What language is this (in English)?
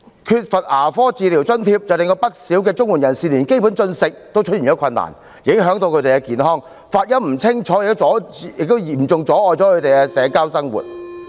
Cantonese